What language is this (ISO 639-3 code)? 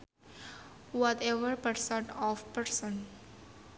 sun